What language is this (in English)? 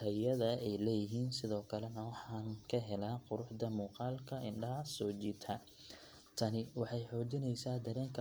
Somali